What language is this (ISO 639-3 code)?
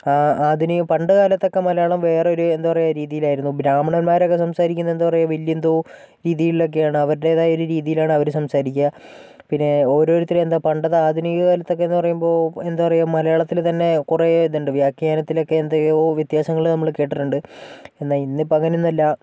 mal